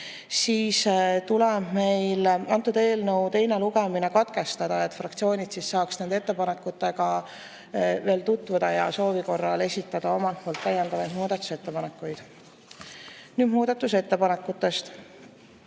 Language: Estonian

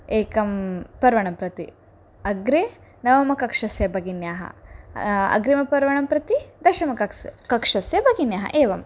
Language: Sanskrit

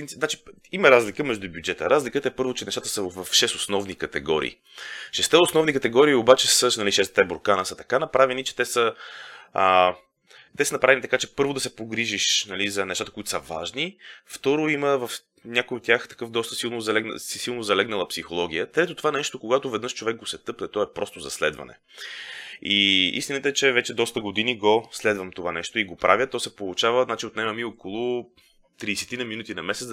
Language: Bulgarian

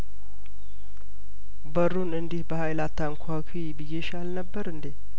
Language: Amharic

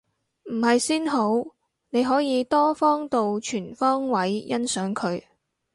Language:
Cantonese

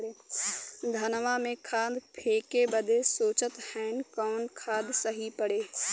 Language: Bhojpuri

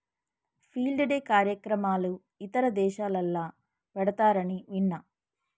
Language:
Telugu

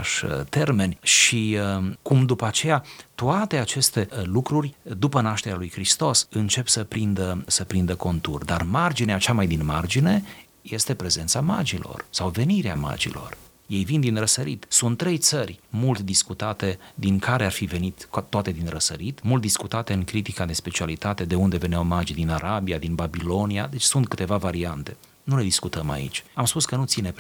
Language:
Romanian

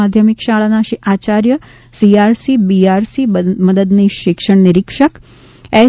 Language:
Gujarati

